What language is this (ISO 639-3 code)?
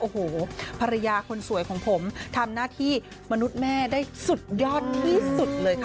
tha